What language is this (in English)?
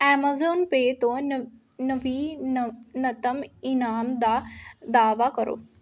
Punjabi